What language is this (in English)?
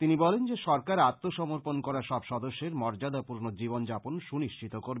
Bangla